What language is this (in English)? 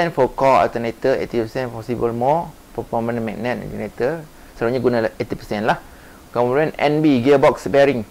Malay